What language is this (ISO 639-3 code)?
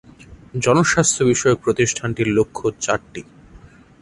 ben